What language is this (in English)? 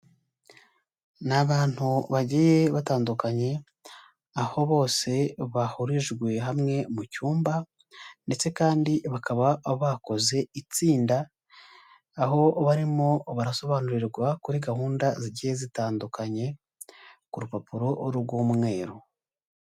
Kinyarwanda